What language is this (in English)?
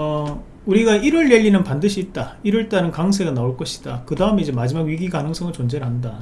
Korean